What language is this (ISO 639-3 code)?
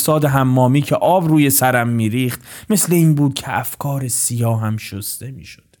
fas